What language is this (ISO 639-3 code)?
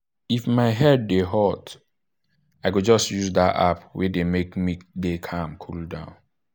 pcm